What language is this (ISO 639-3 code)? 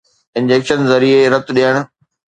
snd